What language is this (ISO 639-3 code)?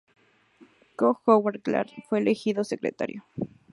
spa